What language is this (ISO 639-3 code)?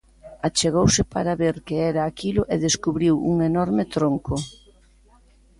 glg